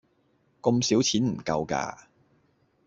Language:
Cantonese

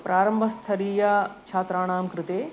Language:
Sanskrit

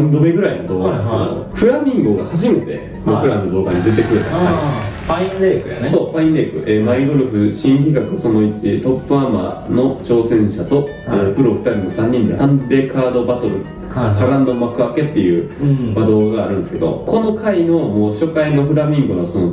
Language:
Japanese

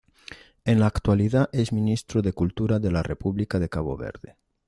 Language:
Spanish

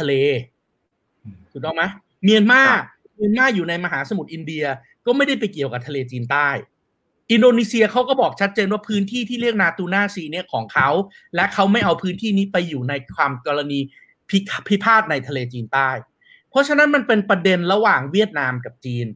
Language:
Thai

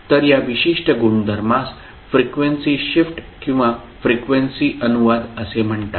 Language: Marathi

